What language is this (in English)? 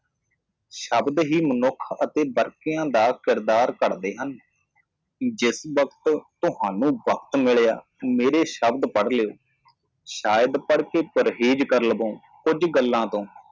Punjabi